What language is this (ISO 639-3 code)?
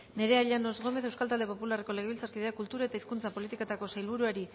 eus